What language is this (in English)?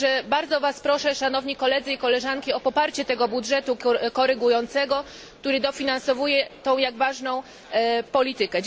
Polish